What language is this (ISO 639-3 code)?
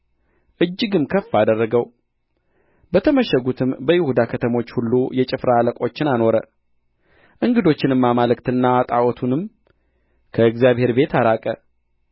amh